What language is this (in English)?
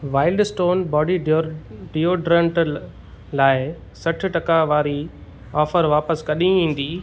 Sindhi